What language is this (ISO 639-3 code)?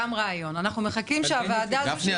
heb